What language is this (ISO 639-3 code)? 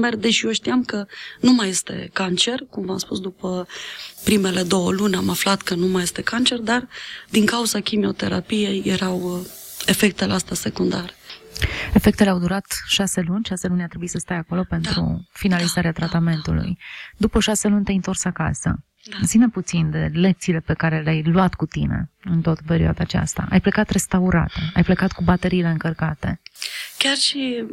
ron